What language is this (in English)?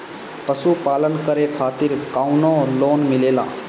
Bhojpuri